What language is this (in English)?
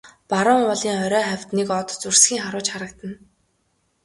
Mongolian